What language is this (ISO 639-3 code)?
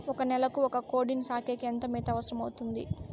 tel